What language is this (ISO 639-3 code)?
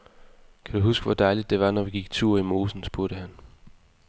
dan